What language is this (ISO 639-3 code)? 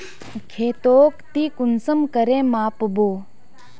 mag